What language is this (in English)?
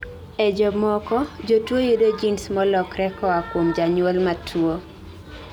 Luo (Kenya and Tanzania)